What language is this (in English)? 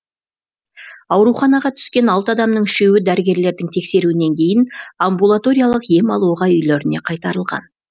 Kazakh